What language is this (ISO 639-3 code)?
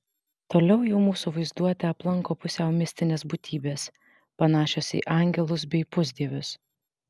lit